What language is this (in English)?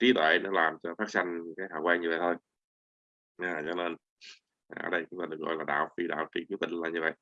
Vietnamese